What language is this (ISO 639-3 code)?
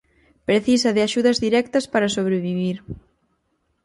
glg